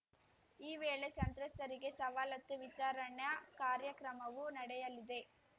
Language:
Kannada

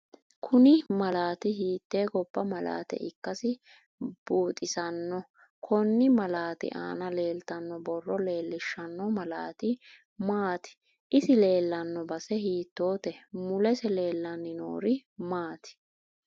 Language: Sidamo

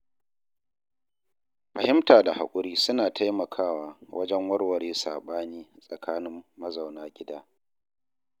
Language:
Hausa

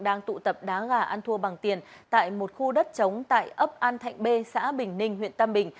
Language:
Vietnamese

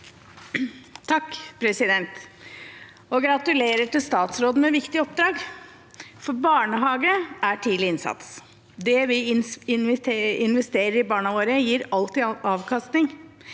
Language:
Norwegian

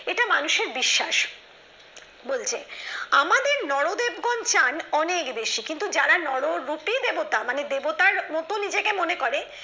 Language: Bangla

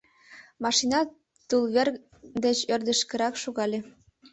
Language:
Mari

